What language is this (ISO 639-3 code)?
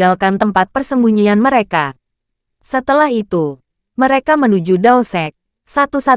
ind